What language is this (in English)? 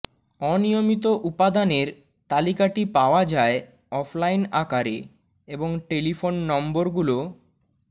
Bangla